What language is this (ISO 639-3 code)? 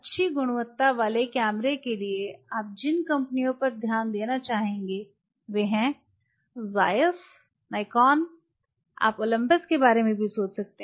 hin